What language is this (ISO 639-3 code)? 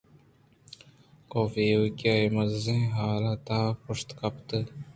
bgp